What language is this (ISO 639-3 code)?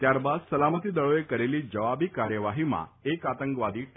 guj